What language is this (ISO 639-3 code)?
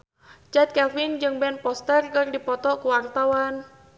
sun